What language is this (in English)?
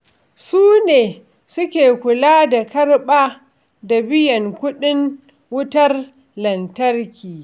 Hausa